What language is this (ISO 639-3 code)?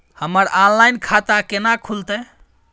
mai